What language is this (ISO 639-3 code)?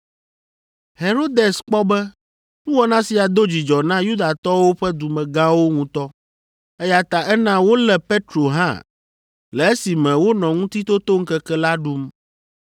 ewe